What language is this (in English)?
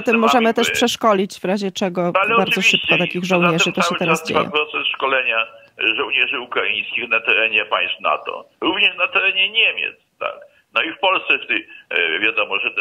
Polish